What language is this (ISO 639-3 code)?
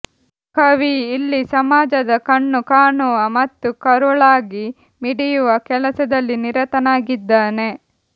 kan